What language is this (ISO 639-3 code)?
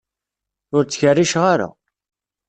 kab